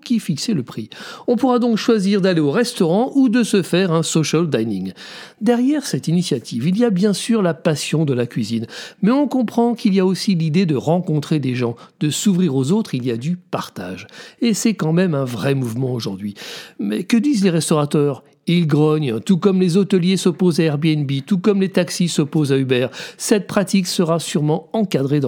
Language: French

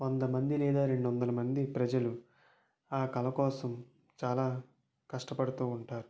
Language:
Telugu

